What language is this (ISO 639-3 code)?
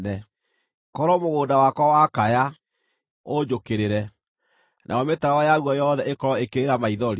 kik